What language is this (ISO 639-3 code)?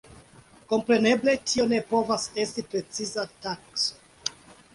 epo